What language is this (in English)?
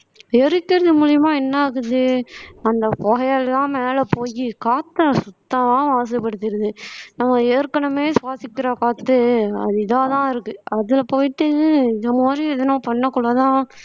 Tamil